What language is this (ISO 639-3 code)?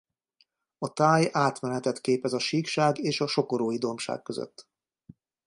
hun